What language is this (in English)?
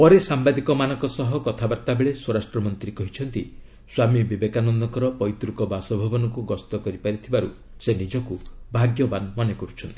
Odia